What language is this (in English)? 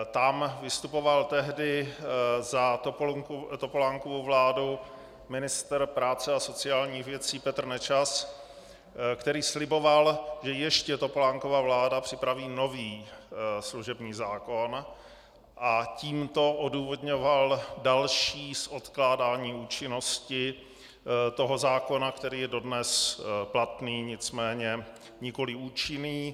Czech